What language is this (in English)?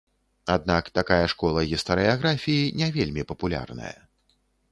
Belarusian